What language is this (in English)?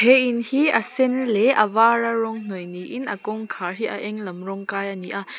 Mizo